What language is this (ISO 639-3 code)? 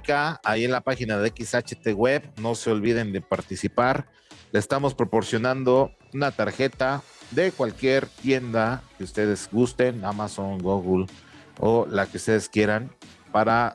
spa